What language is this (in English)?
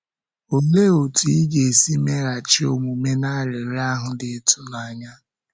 Igbo